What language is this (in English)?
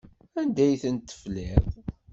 Kabyle